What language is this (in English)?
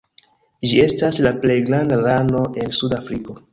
Esperanto